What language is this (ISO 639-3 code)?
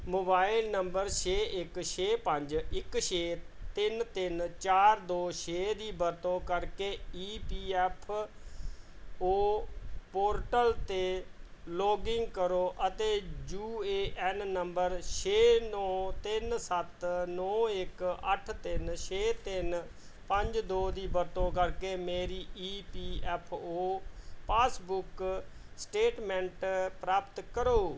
pan